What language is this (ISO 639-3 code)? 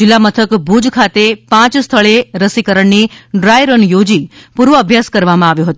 guj